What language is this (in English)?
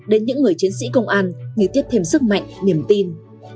Vietnamese